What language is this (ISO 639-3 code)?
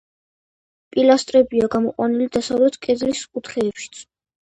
kat